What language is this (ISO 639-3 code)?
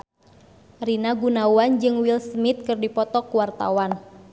sun